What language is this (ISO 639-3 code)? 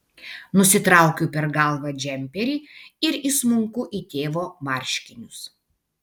lit